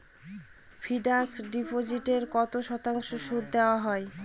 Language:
Bangla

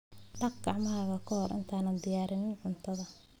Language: Somali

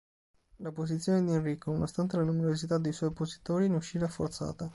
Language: Italian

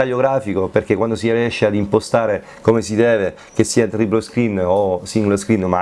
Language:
Italian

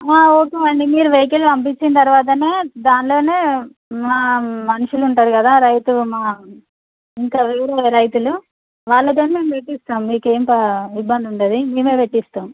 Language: Telugu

